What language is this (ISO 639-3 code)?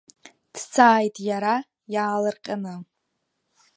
abk